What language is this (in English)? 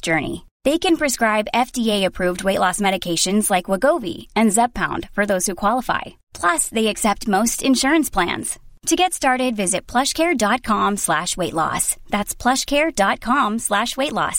Swedish